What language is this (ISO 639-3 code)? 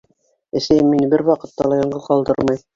bak